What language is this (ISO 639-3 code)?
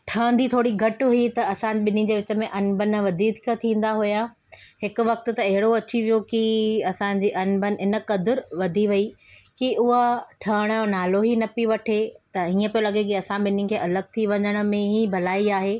snd